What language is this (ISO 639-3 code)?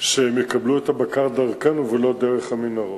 heb